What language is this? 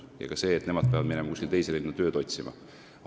Estonian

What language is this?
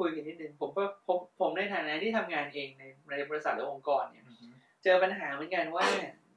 Thai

